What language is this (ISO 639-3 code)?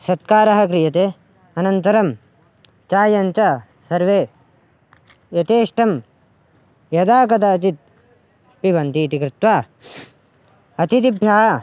san